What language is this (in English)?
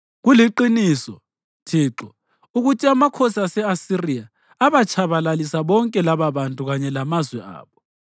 North Ndebele